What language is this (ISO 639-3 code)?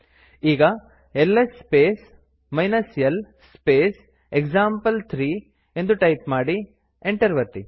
kan